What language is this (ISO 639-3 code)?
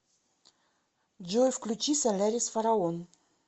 rus